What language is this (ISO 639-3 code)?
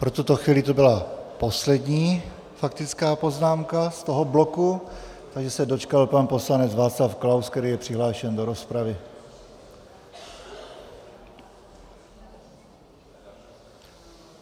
ces